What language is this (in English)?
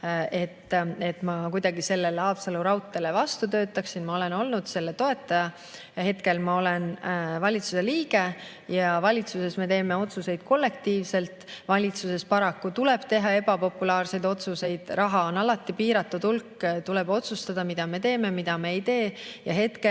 Estonian